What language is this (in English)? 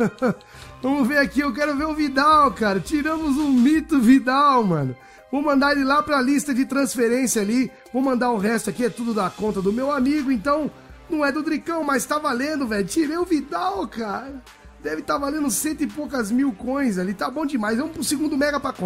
Portuguese